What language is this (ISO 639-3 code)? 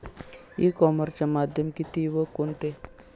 mar